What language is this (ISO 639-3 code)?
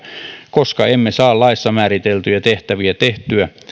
fin